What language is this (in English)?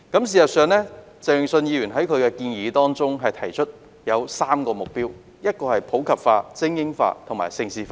Cantonese